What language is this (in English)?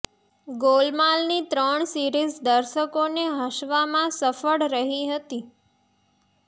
Gujarati